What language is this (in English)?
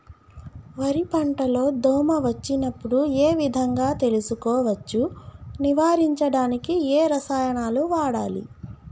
Telugu